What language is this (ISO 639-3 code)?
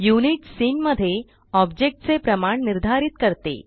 mar